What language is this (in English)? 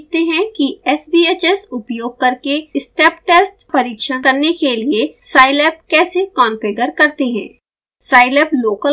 Hindi